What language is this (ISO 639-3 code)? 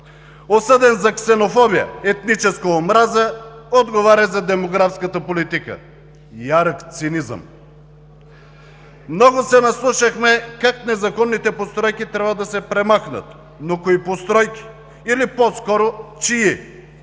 bul